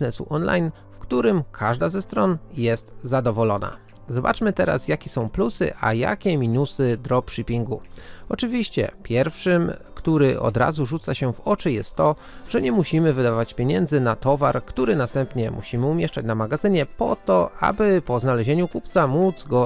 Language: Polish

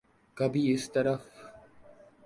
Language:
Urdu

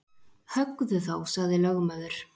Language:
Icelandic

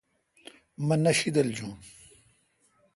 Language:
Kalkoti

